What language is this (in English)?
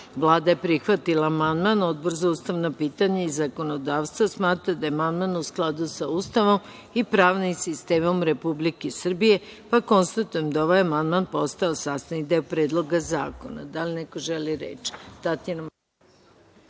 Serbian